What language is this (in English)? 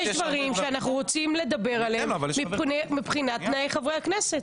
Hebrew